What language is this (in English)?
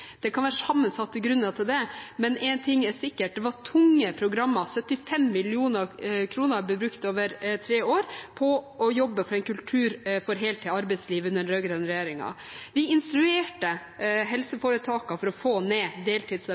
Norwegian Bokmål